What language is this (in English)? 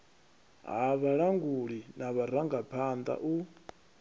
Venda